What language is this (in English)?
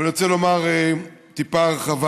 Hebrew